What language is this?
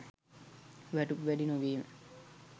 Sinhala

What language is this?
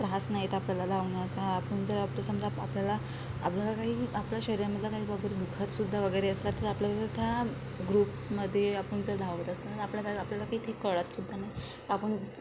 Marathi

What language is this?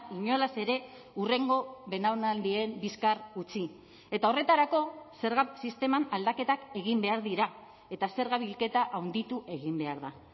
Basque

